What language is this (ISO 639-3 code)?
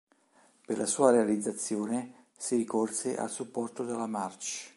ita